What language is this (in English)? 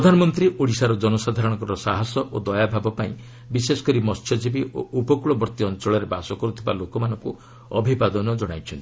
Odia